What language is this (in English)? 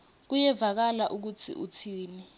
Swati